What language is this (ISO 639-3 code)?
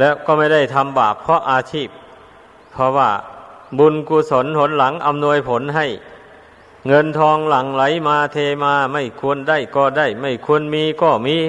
tha